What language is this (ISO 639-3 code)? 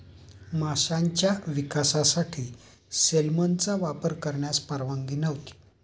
mar